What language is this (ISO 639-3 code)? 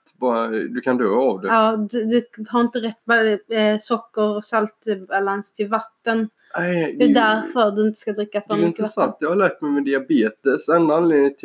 swe